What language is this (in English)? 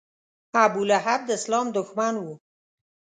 Pashto